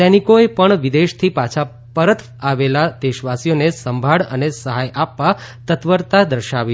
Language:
Gujarati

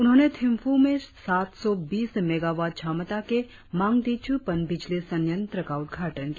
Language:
Hindi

